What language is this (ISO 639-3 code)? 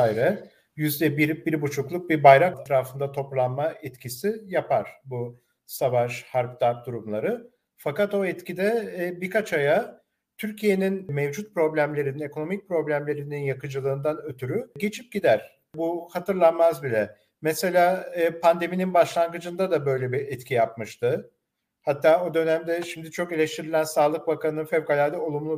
tur